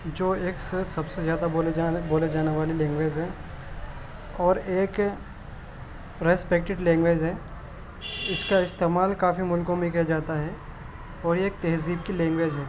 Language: Urdu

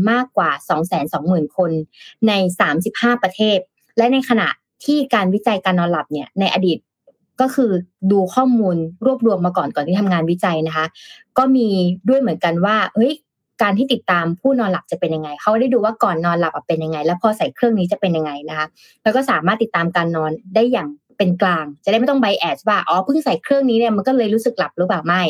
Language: Thai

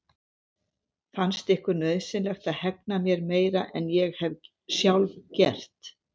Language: Icelandic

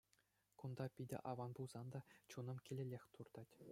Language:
Chuvash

